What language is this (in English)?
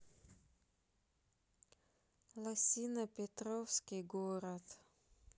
Russian